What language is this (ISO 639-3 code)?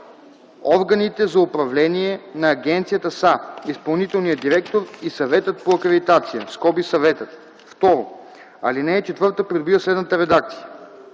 bul